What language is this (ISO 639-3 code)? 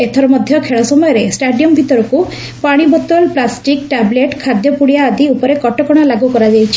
ori